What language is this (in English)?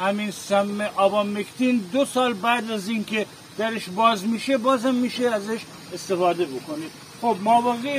Persian